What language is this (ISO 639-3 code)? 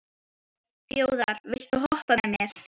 isl